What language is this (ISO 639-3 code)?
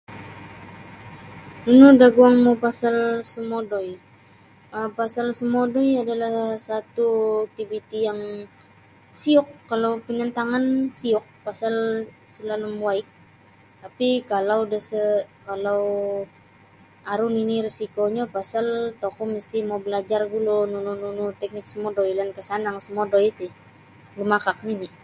bsy